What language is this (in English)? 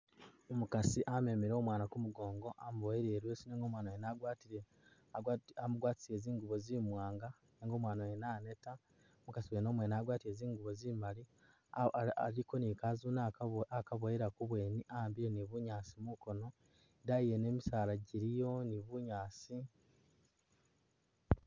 Masaaba